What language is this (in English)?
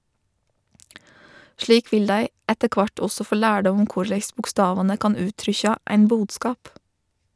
Norwegian